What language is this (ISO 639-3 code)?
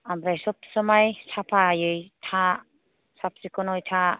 brx